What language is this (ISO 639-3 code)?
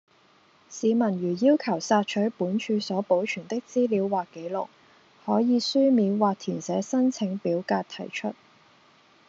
yue